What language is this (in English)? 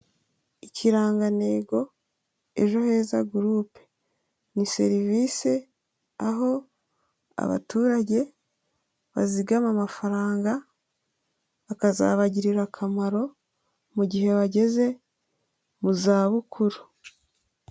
Kinyarwanda